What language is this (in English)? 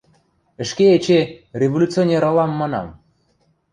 Western Mari